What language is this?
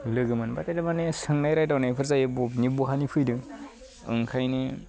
Bodo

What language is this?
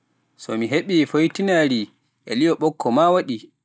Pular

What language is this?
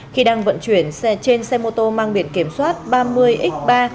Vietnamese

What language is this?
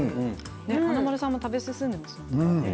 Japanese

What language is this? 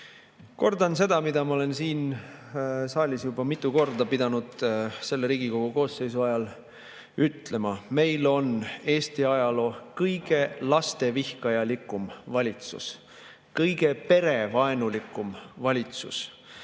Estonian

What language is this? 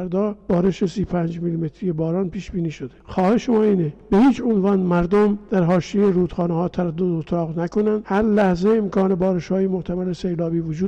Persian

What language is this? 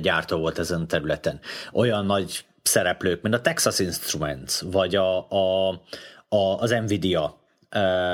Hungarian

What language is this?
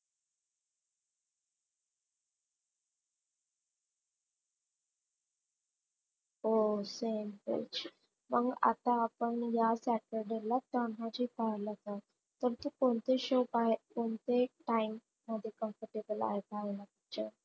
Marathi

